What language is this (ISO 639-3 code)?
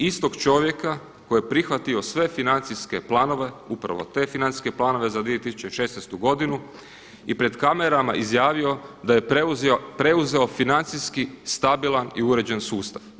hrv